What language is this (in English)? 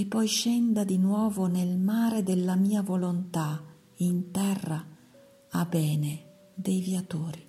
Italian